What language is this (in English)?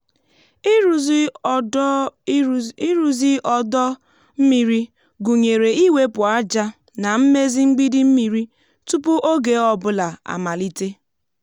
Igbo